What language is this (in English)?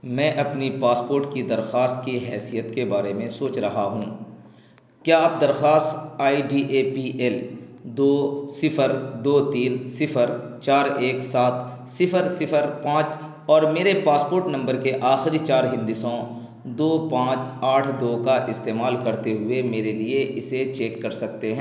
Urdu